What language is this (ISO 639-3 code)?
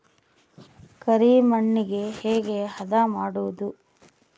kan